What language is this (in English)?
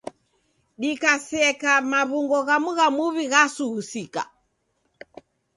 Taita